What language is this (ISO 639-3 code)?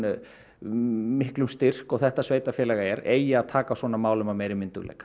isl